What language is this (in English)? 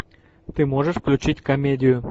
Russian